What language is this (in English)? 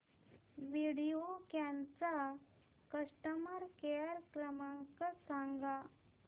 Marathi